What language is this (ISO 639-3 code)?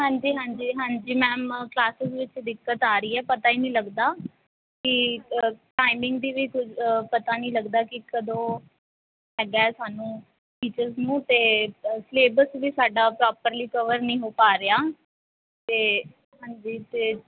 pan